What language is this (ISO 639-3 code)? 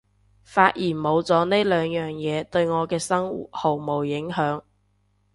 yue